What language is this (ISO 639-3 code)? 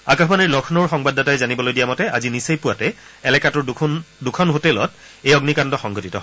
asm